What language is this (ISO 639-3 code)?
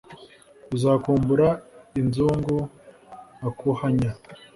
kin